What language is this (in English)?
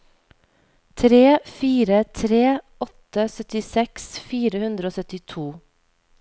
Norwegian